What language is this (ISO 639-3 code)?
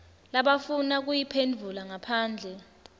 ssw